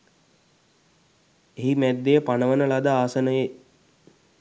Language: Sinhala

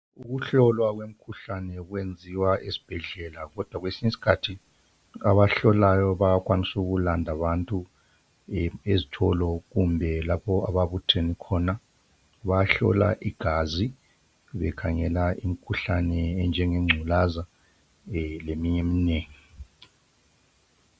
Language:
North Ndebele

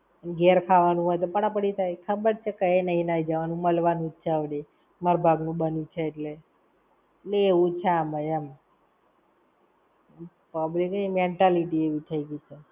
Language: Gujarati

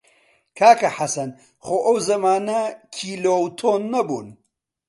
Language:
Central Kurdish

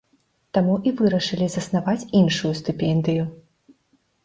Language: Belarusian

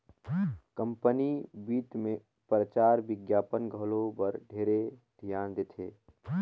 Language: Chhattisgarhi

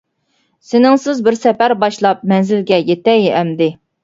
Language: Uyghur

